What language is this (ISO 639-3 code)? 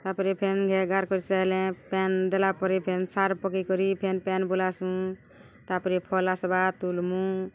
ori